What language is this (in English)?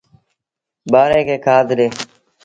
Sindhi Bhil